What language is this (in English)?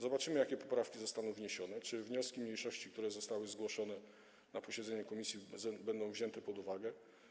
Polish